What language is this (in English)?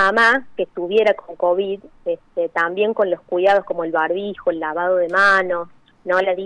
Spanish